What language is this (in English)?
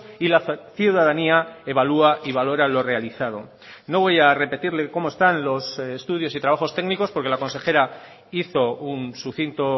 Spanish